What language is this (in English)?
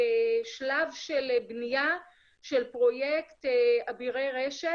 Hebrew